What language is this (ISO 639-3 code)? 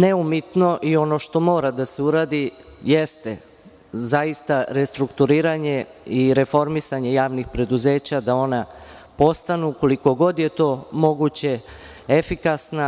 srp